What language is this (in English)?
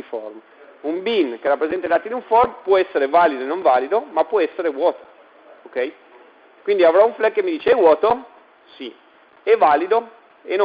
Italian